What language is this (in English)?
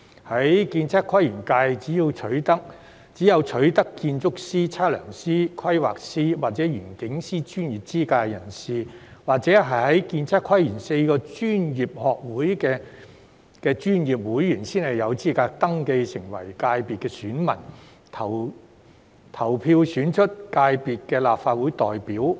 Cantonese